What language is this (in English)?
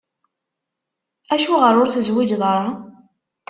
Kabyle